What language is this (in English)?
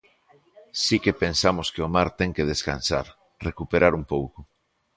Galician